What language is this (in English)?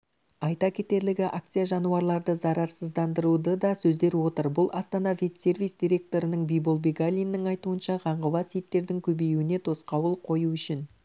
Kazakh